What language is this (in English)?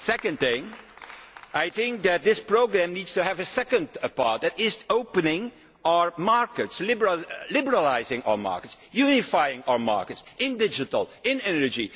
English